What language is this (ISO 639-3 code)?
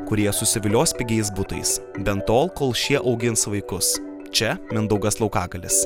lit